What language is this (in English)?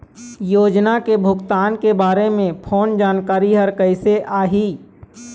Chhattisgarhi